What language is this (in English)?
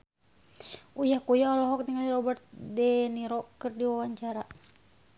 Sundanese